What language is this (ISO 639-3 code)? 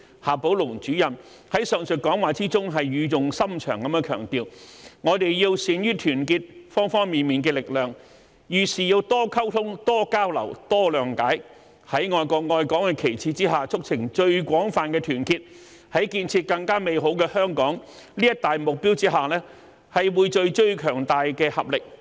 yue